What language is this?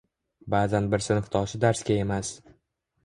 Uzbek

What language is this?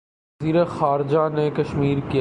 Urdu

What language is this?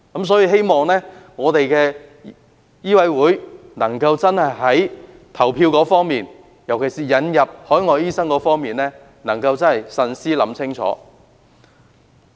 Cantonese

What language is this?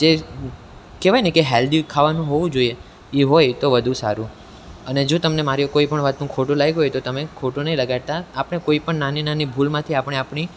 Gujarati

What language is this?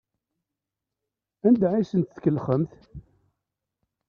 Kabyle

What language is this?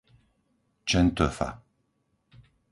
Slovak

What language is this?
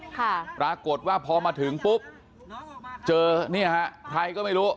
Thai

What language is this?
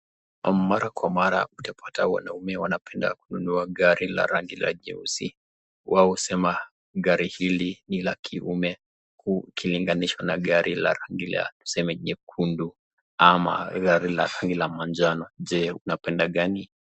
Swahili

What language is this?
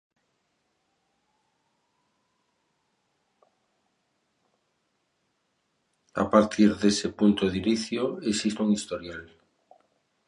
Galician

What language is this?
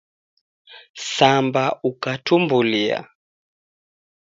Taita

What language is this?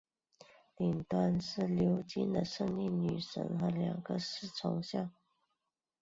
Chinese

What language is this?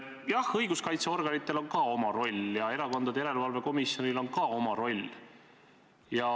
Estonian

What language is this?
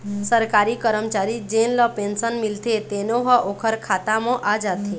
Chhattisgarhi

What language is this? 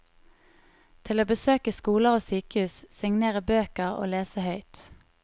Norwegian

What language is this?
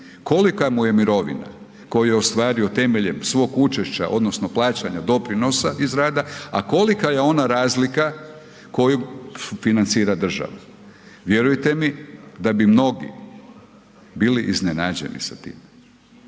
Croatian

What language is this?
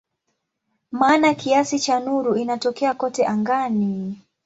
Swahili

